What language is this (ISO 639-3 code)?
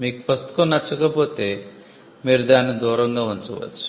tel